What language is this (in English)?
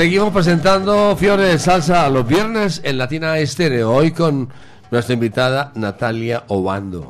Spanish